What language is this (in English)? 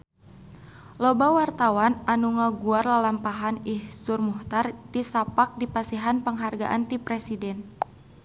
Sundanese